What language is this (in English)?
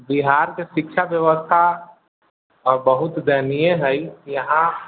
Maithili